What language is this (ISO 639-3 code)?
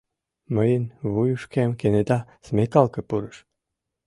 chm